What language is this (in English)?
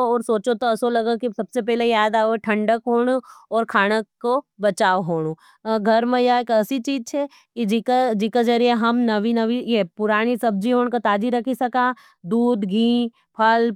Nimadi